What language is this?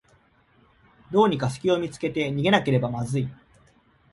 Japanese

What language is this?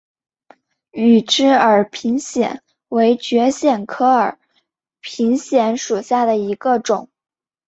Chinese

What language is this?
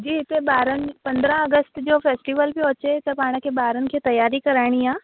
Sindhi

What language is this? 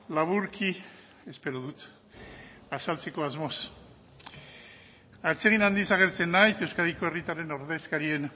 Basque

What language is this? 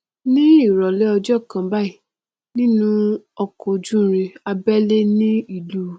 Yoruba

